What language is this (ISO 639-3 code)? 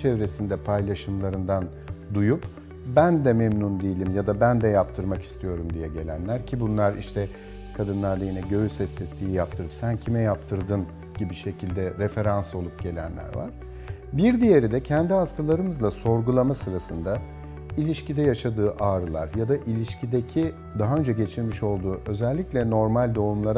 tur